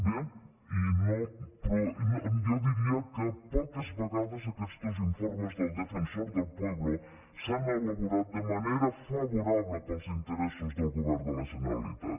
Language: Catalan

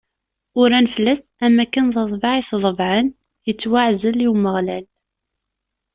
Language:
Kabyle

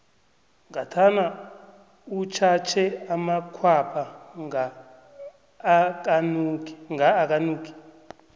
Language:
South Ndebele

